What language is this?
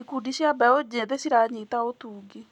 Kikuyu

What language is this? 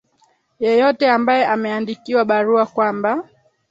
Swahili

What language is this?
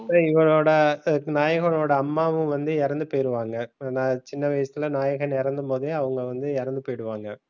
Tamil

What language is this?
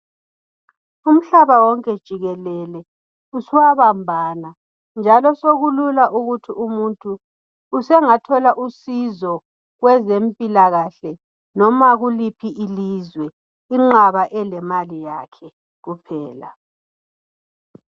North Ndebele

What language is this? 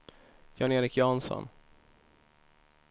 Swedish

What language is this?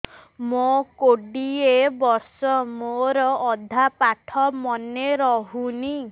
Odia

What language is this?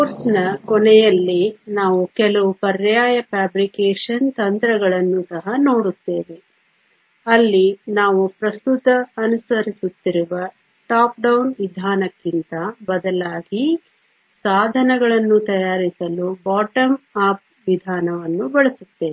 Kannada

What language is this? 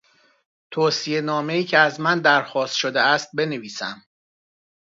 Persian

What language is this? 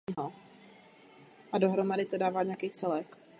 Czech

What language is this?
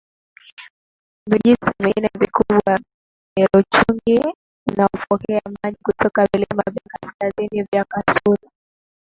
Swahili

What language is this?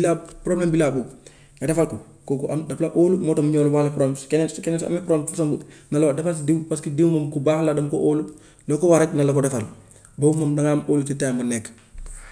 Gambian Wolof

